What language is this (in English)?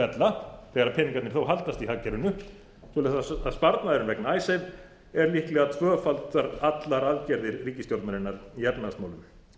Icelandic